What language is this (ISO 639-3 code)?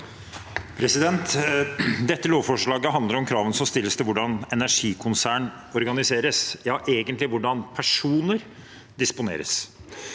nor